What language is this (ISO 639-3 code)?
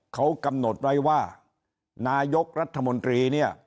tha